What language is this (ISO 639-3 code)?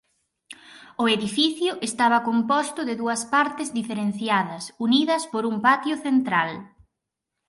glg